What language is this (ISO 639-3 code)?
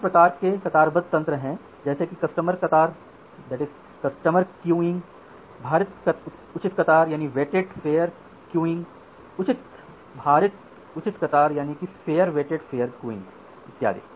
hin